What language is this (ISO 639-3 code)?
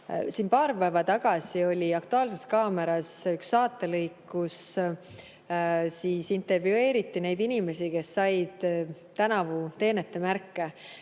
est